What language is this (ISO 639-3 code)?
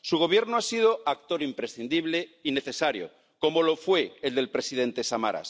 spa